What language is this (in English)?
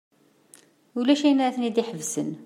Kabyle